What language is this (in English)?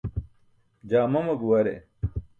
Burushaski